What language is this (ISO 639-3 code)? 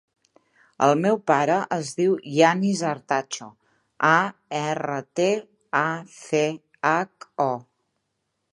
cat